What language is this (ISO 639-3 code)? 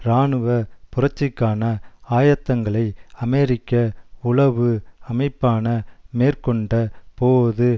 tam